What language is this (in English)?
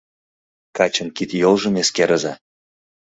Mari